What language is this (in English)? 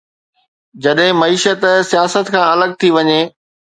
Sindhi